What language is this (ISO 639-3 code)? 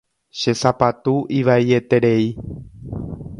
grn